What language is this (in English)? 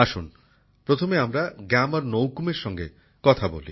Bangla